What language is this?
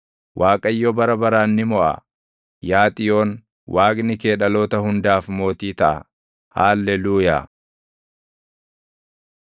Oromo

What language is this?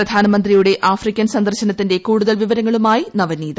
Malayalam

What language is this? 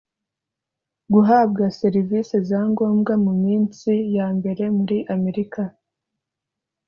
Kinyarwanda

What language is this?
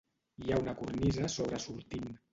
Catalan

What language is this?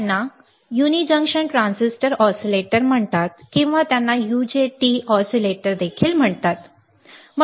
Marathi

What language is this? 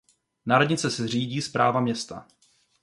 Czech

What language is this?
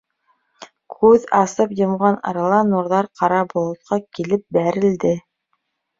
Bashkir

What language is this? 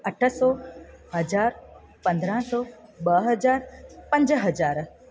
Sindhi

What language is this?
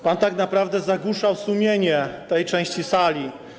Polish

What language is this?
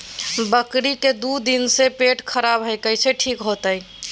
Magahi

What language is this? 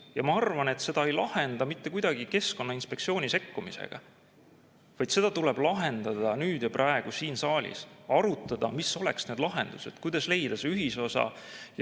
Estonian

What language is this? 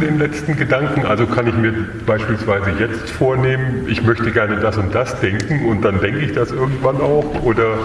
German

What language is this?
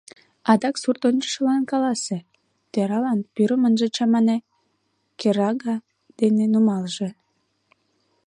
Mari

